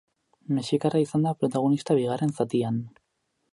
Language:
Basque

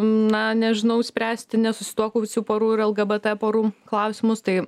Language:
Lithuanian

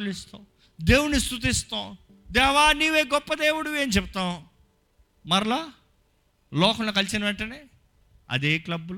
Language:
Telugu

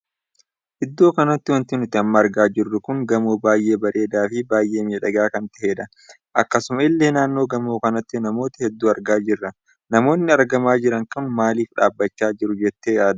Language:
Oromo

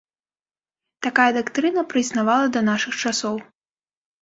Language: Belarusian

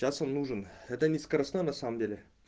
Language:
Russian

